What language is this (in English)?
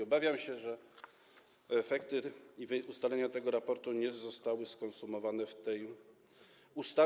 Polish